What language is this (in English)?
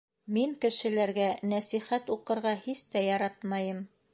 Bashkir